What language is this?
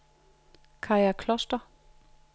Danish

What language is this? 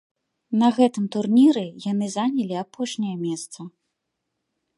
Belarusian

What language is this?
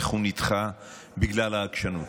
Hebrew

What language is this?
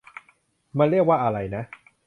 Thai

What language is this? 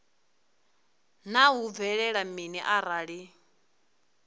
Venda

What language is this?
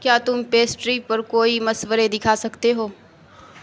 Urdu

